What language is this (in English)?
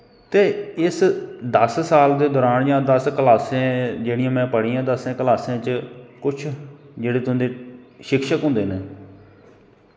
Dogri